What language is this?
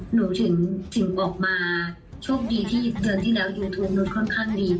Thai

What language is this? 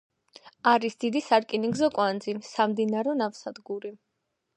Georgian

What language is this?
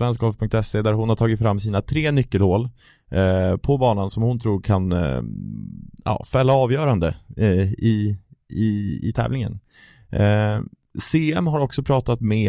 Swedish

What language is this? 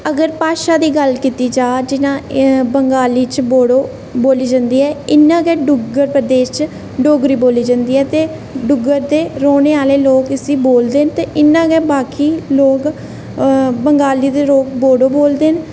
Dogri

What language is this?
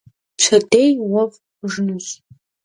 Kabardian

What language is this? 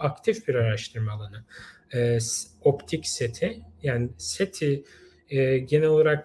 Turkish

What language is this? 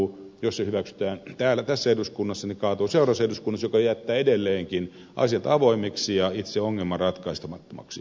Finnish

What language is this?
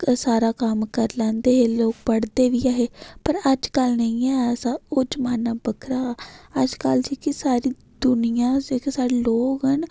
Dogri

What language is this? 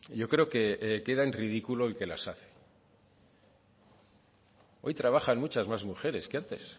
Spanish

